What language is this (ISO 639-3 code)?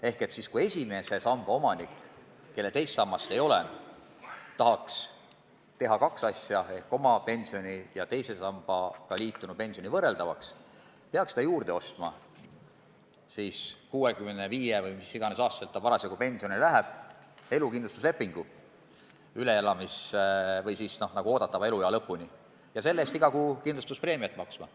est